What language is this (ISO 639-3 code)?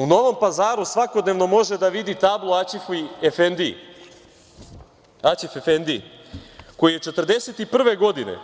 srp